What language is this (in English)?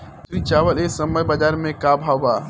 Bhojpuri